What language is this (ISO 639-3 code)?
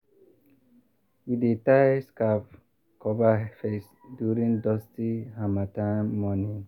pcm